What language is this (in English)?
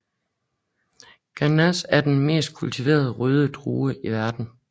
Danish